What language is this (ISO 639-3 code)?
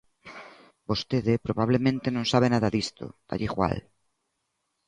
glg